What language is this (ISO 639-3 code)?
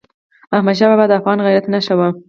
pus